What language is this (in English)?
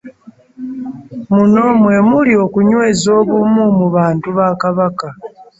Ganda